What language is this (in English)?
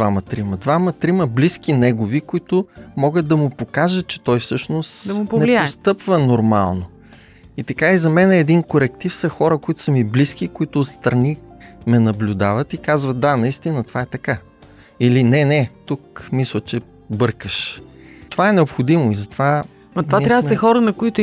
Bulgarian